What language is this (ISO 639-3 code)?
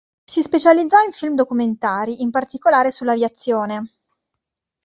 ita